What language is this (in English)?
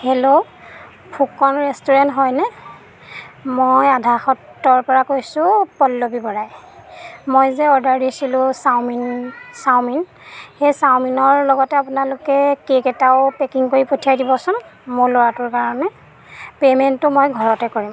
Assamese